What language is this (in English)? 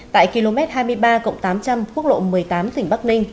Vietnamese